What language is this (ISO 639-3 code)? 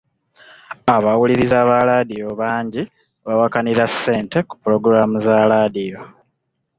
lug